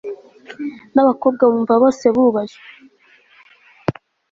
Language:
Kinyarwanda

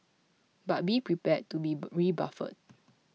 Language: English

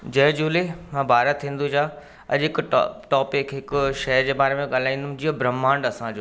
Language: Sindhi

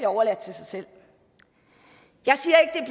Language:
Danish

